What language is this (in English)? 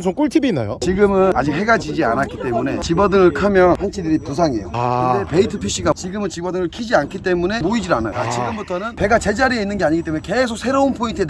Korean